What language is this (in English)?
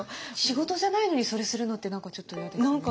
Japanese